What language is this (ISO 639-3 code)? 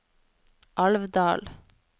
nor